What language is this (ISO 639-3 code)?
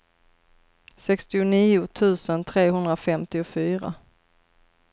swe